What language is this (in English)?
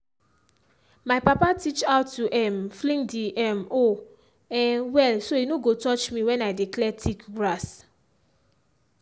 Nigerian Pidgin